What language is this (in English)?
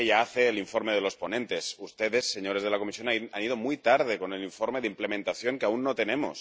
Spanish